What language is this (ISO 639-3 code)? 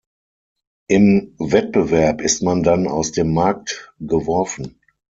deu